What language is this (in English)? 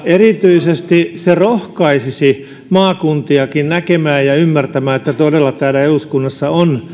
Finnish